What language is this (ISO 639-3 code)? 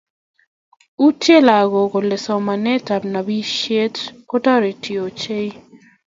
kln